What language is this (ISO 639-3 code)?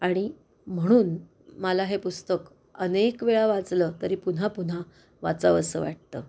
mar